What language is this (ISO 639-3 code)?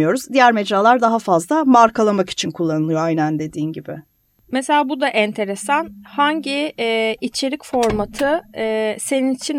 tur